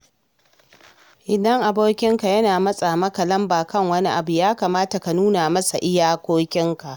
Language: Hausa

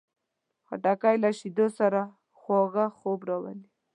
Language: Pashto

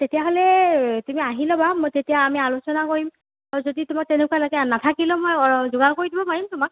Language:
Assamese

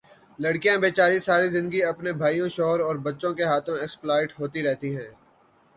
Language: Urdu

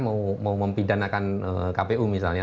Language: Indonesian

